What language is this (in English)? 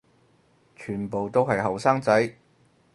Cantonese